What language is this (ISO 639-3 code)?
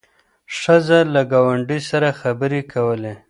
pus